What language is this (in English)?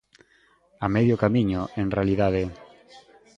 Galician